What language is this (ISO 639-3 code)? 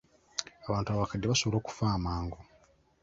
lug